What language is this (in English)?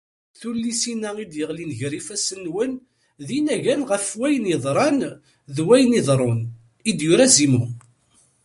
Kabyle